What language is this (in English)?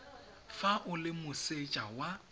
Tswana